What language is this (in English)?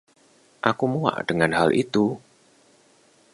Indonesian